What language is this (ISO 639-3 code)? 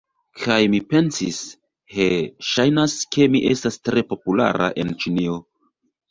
epo